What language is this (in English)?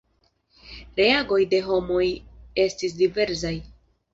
Esperanto